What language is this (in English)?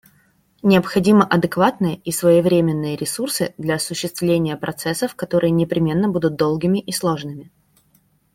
Russian